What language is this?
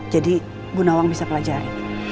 Indonesian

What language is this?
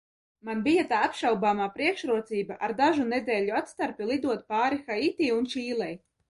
Latvian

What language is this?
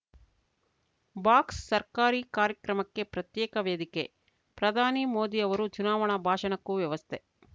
Kannada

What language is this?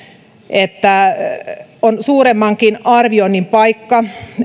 Finnish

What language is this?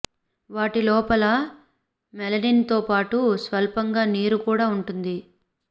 Telugu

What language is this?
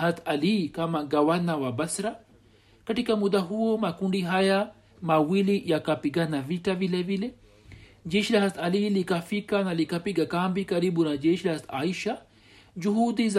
Swahili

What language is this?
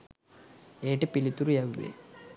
Sinhala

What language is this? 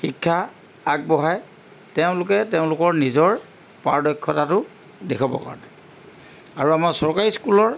Assamese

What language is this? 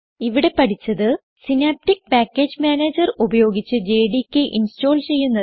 Malayalam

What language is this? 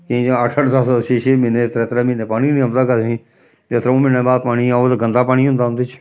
Dogri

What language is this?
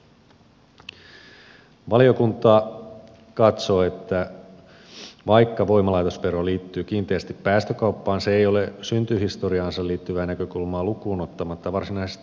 Finnish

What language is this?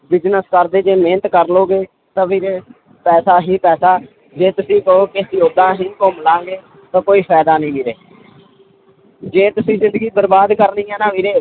Punjabi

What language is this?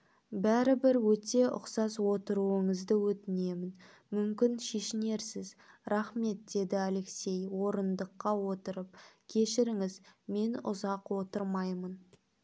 Kazakh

